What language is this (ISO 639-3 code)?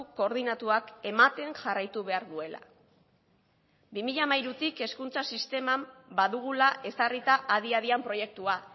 eus